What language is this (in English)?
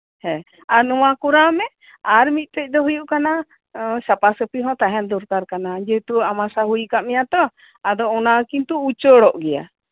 Santali